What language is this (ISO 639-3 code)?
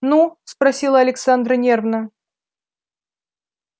rus